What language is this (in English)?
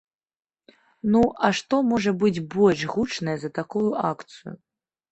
Belarusian